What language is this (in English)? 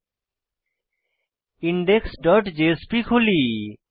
Bangla